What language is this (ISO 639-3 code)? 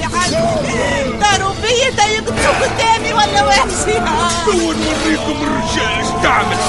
ara